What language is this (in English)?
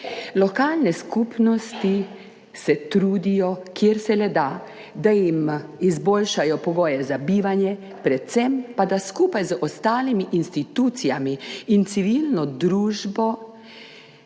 Slovenian